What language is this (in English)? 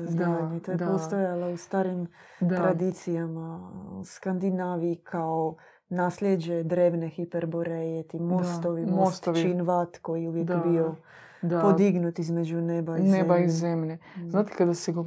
Croatian